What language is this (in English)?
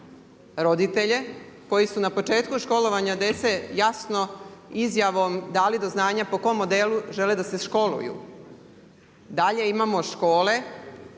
Croatian